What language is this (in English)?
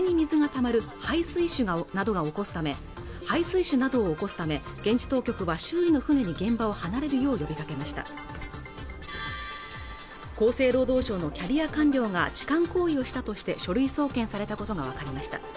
Japanese